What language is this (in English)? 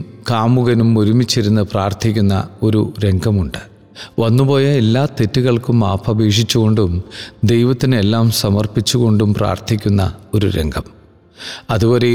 Malayalam